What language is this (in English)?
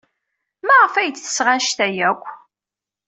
Kabyle